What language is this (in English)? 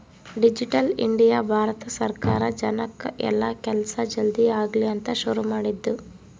Kannada